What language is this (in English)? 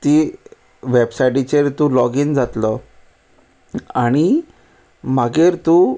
Konkani